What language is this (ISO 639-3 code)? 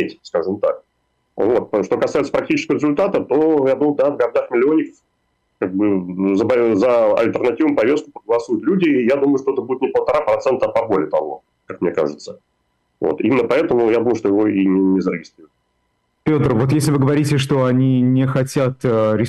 rus